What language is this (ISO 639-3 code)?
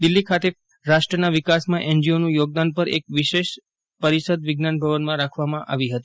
guj